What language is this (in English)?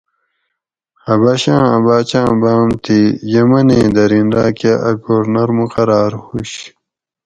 Gawri